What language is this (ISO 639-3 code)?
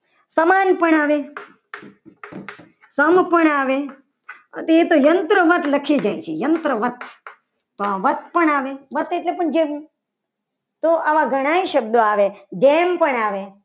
guj